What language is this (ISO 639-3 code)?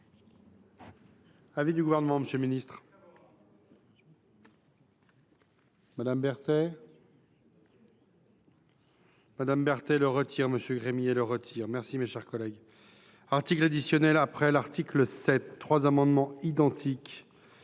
fra